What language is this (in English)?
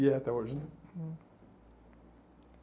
Portuguese